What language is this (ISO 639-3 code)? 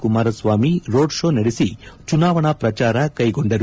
kan